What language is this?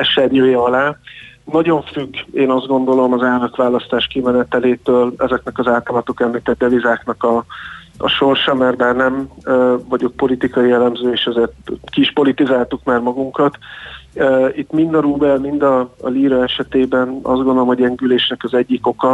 Hungarian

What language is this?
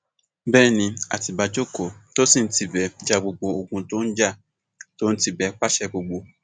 Yoruba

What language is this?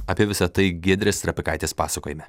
Lithuanian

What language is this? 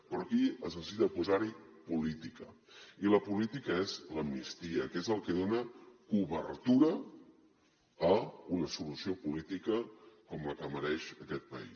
Catalan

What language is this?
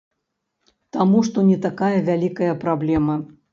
Belarusian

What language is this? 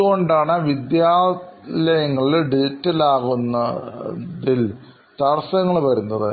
Malayalam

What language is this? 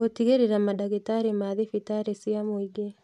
Kikuyu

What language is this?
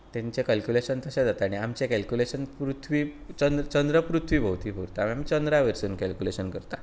Konkani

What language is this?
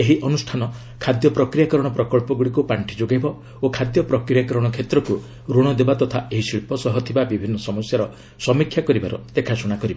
Odia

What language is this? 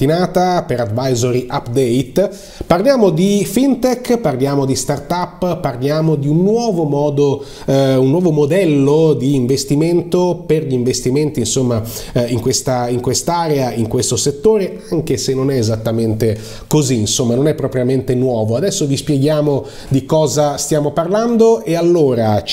Italian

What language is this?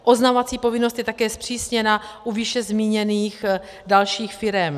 Czech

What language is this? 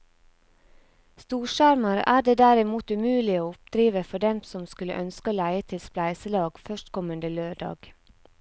Norwegian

